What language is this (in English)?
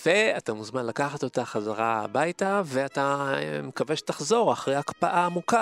Hebrew